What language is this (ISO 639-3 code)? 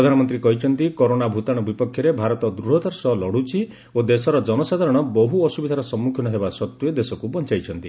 ori